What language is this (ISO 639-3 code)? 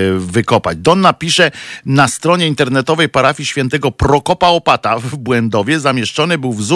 pol